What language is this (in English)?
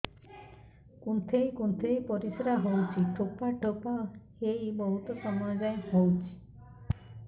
Odia